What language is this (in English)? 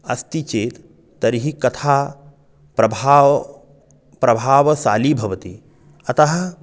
Sanskrit